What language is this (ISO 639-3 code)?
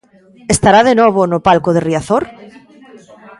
glg